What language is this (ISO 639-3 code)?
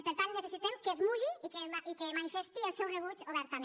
cat